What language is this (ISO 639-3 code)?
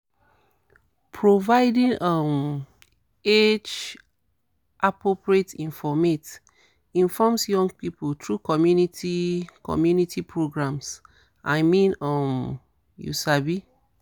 pcm